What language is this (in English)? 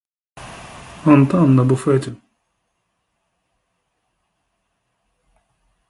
Ukrainian